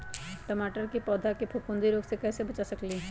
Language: Magahi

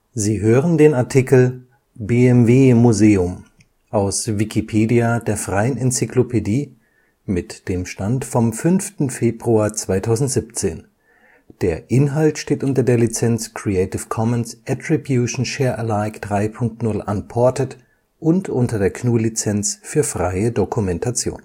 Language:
German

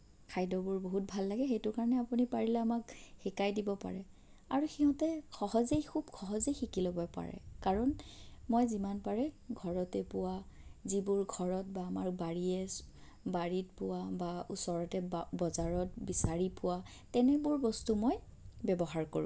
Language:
Assamese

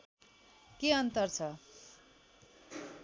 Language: Nepali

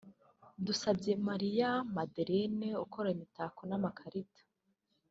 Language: Kinyarwanda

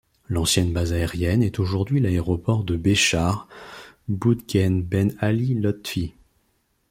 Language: French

